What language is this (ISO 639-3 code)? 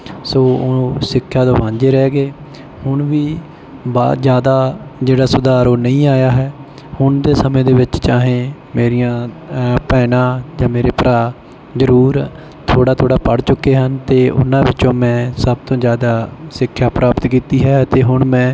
pan